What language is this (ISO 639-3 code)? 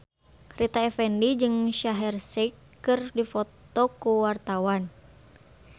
sun